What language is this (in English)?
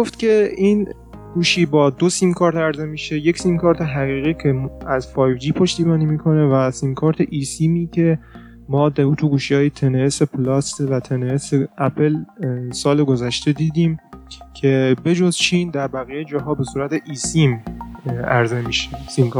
Persian